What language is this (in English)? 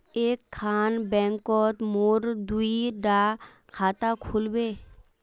Magahi